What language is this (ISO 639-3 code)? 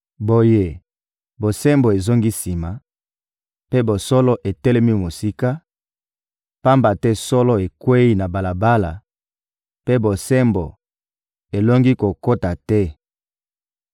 lin